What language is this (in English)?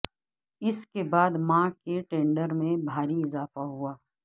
Urdu